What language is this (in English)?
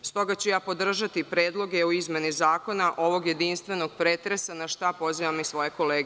Serbian